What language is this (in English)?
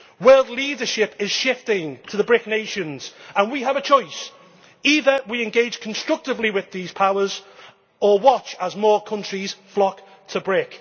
English